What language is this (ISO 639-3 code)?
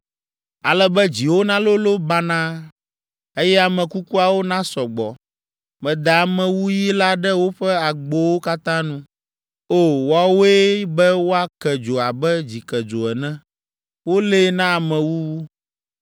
ewe